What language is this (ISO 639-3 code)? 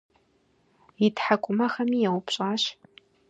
kbd